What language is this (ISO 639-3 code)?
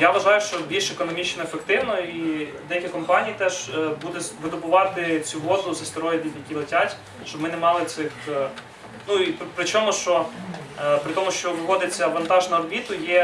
ukr